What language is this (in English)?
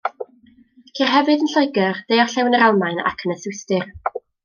Welsh